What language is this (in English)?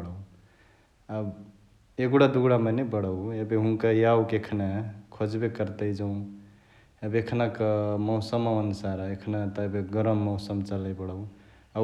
Chitwania Tharu